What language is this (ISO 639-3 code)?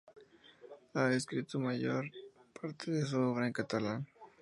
spa